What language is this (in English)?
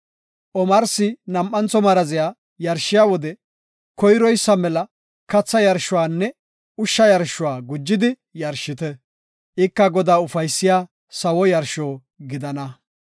Gofa